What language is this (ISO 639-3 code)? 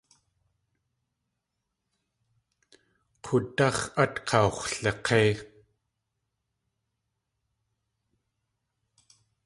tli